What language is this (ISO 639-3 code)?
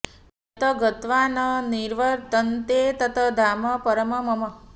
san